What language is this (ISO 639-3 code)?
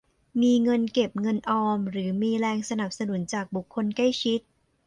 tha